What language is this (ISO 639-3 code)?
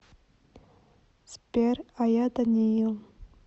rus